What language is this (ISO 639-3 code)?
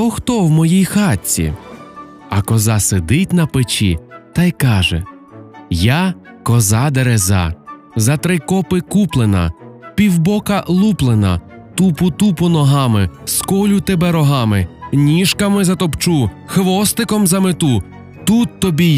ukr